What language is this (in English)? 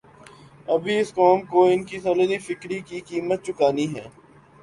Urdu